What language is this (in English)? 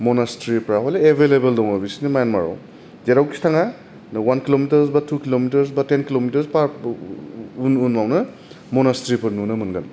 Bodo